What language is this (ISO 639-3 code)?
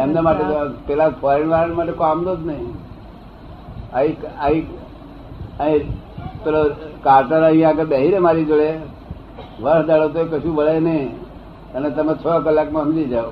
guj